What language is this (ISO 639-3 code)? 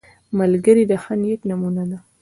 pus